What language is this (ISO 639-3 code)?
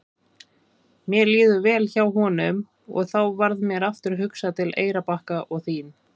isl